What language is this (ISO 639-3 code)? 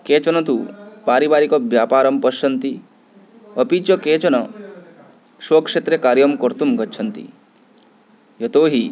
san